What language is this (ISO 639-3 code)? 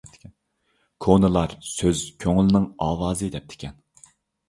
uig